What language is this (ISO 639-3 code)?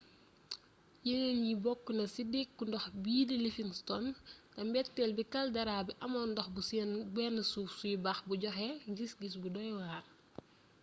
wol